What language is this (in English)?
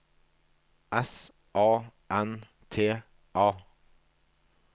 Norwegian